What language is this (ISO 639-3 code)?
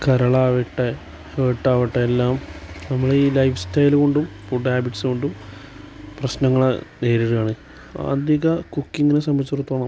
mal